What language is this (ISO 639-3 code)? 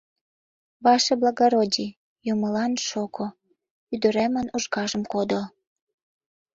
chm